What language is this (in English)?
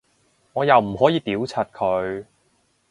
Cantonese